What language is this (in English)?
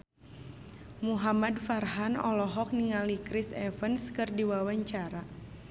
Sundanese